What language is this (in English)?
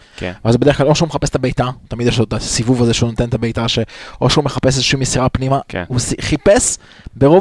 Hebrew